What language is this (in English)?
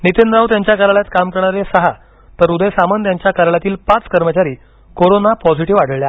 Marathi